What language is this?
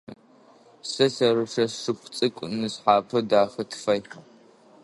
Adyghe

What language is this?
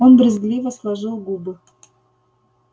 Russian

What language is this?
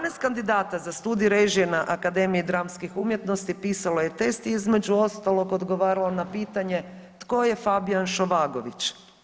Croatian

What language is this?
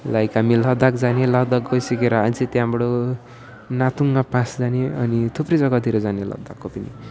Nepali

